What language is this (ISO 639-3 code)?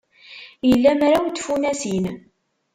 kab